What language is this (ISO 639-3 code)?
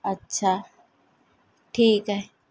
urd